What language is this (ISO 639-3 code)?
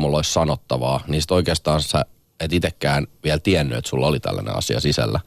fin